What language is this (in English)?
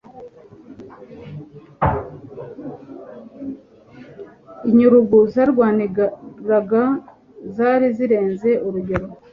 Kinyarwanda